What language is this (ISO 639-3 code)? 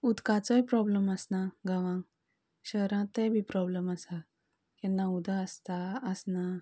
kok